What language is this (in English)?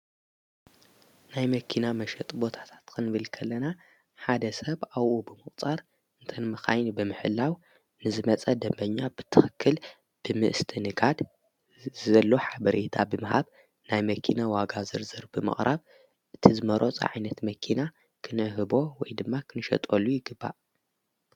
Tigrinya